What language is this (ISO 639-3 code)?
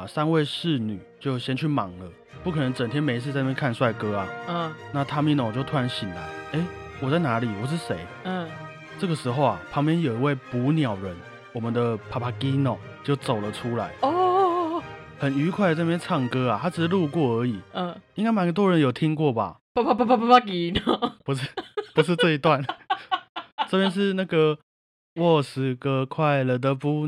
zho